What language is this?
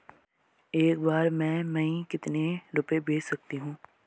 Hindi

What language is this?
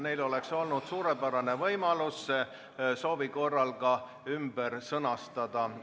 Estonian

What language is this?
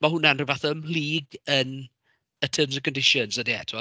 Welsh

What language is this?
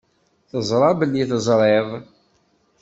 Kabyle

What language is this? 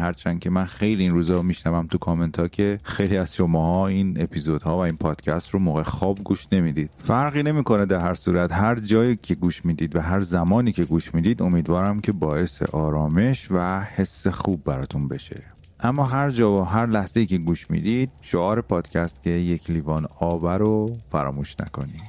Persian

